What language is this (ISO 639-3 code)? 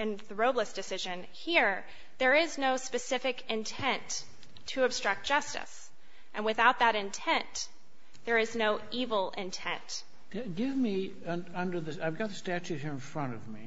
eng